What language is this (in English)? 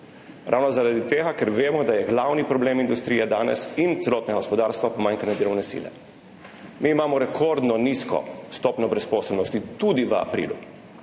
Slovenian